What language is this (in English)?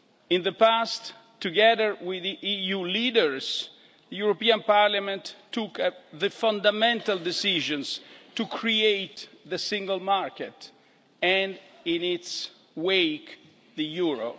English